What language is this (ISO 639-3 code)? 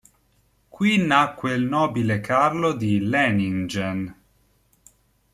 ita